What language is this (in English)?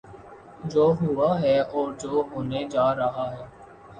Urdu